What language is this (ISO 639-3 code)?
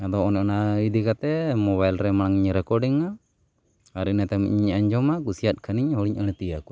sat